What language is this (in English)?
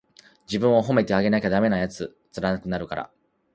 Japanese